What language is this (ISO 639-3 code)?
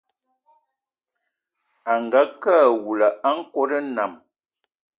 eto